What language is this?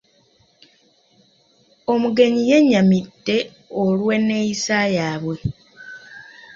Ganda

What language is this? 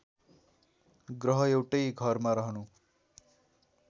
Nepali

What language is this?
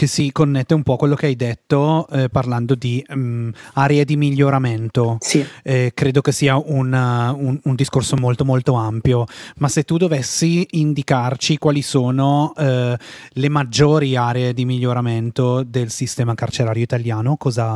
Italian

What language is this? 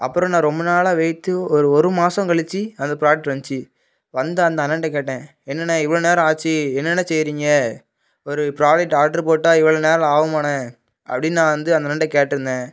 Tamil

